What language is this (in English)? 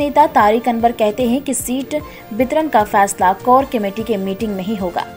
Hindi